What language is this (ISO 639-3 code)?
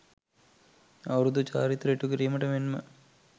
sin